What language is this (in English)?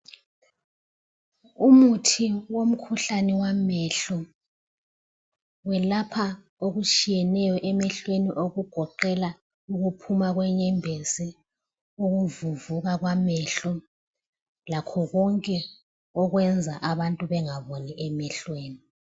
North Ndebele